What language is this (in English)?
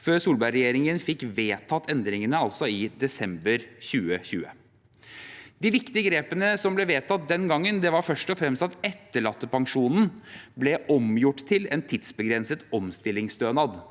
Norwegian